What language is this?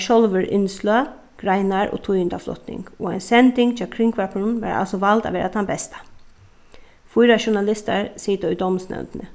Faroese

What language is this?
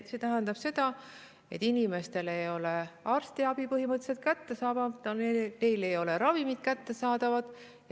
Estonian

